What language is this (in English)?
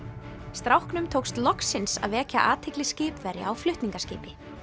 Icelandic